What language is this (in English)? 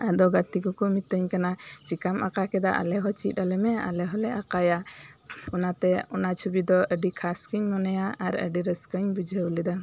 Santali